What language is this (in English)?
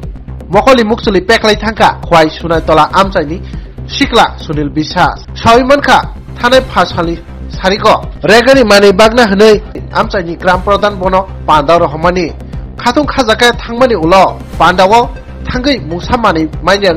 Thai